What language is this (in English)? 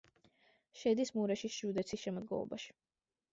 Georgian